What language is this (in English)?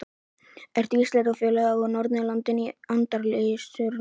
Icelandic